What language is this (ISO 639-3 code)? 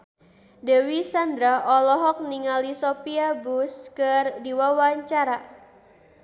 sun